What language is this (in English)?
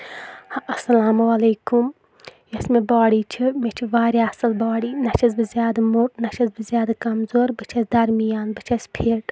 Kashmiri